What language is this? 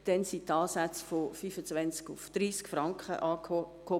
Swiss German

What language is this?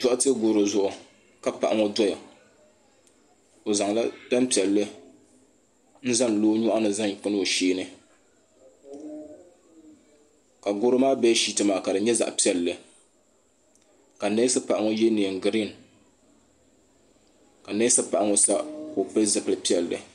Dagbani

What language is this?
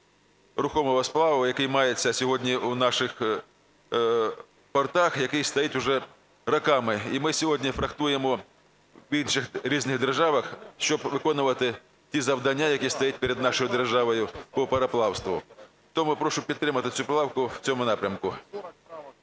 Ukrainian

